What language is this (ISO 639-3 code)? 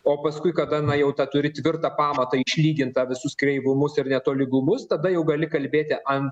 lit